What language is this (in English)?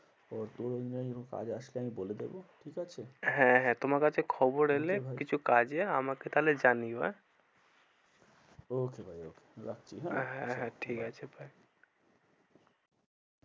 Bangla